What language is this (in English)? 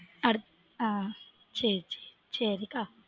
Tamil